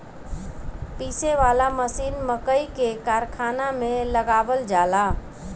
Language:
Bhojpuri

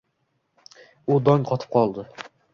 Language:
Uzbek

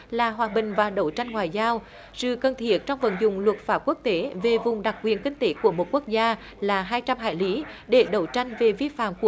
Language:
Vietnamese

